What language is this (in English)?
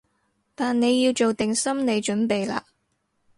Cantonese